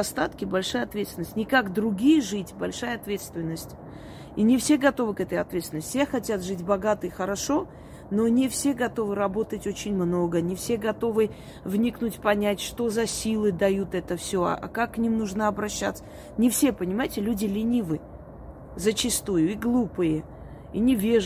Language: Russian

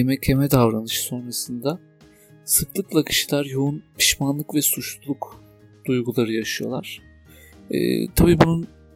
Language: Turkish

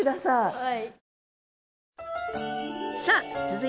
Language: Japanese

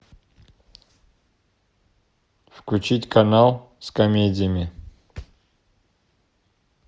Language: Russian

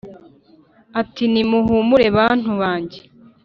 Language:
Kinyarwanda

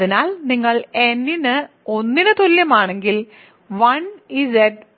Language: Malayalam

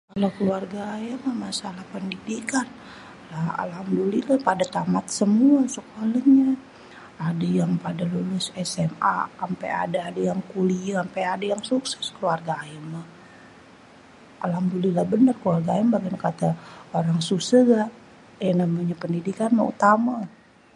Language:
Betawi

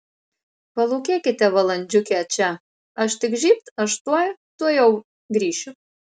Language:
Lithuanian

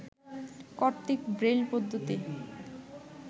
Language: Bangla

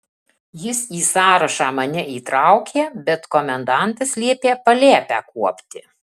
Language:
Lithuanian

